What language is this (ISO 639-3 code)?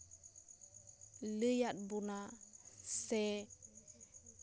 sat